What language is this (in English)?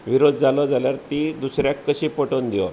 Konkani